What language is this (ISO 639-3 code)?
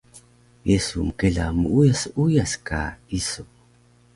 trv